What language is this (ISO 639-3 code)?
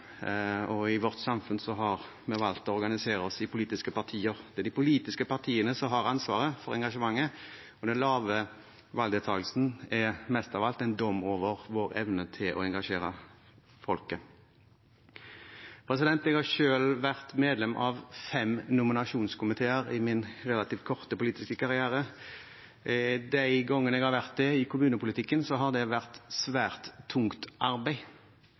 nob